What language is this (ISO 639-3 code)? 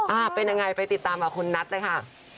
tha